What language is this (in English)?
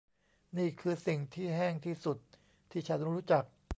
Thai